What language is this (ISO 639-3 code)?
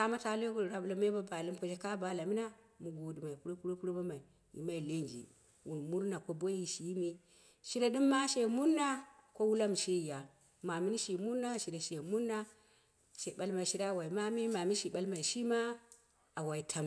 kna